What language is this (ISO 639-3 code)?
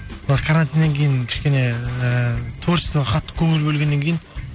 kaz